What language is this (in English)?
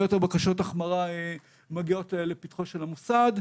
Hebrew